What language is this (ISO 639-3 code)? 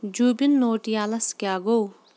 kas